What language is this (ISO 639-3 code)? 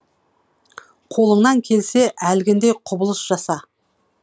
kaz